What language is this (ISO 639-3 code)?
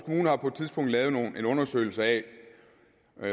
dan